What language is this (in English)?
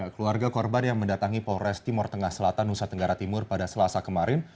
Indonesian